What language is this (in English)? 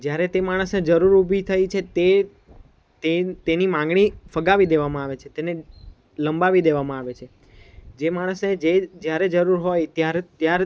Gujarati